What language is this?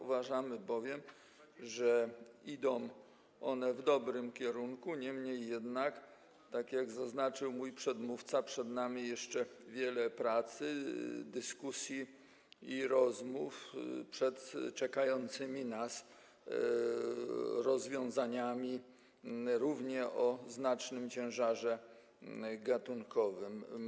Polish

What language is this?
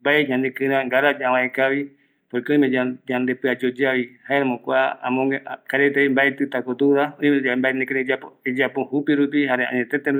Eastern Bolivian Guaraní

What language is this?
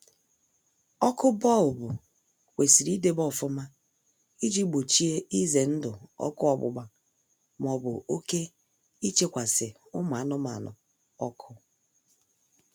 Igbo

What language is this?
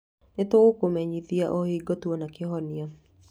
Kikuyu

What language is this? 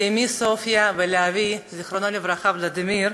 Hebrew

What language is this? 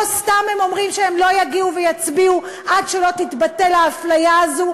Hebrew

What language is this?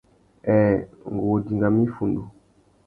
Tuki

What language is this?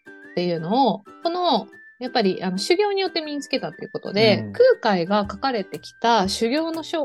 Japanese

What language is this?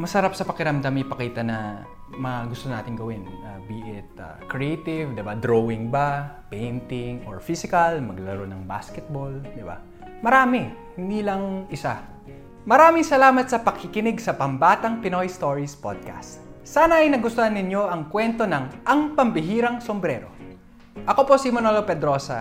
Filipino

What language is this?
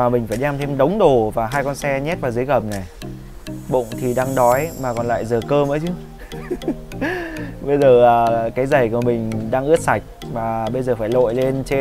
Vietnamese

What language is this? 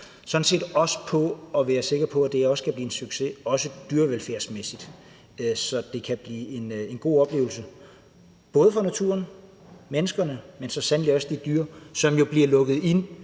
Danish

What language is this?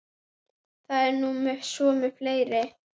Icelandic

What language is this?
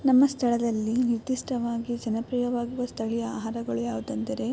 Kannada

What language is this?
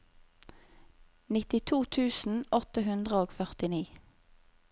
Norwegian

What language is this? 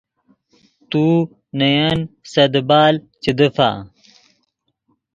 Yidgha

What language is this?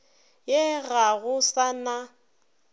Northern Sotho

